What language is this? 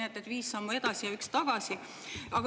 Estonian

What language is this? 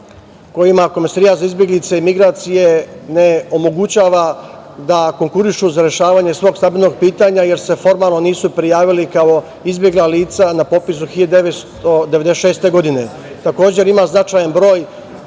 Serbian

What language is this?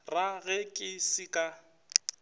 Northern Sotho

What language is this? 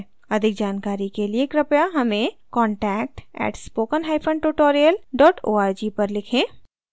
Hindi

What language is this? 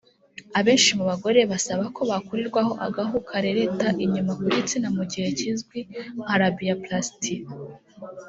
Kinyarwanda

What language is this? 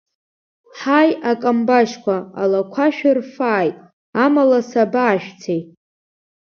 Abkhazian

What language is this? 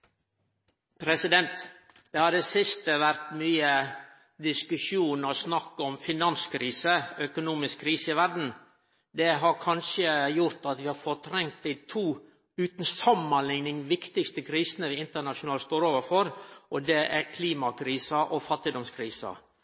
Norwegian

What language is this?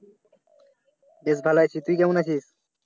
Bangla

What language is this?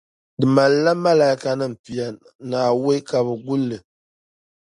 Dagbani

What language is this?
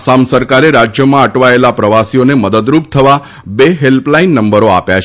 Gujarati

